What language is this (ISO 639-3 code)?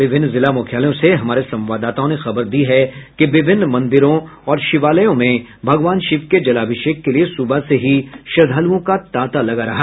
hin